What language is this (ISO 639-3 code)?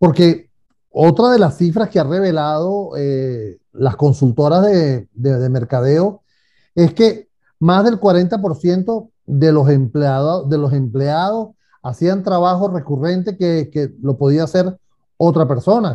spa